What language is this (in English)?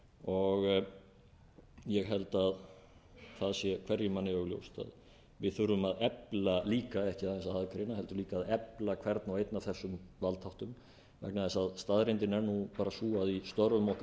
Icelandic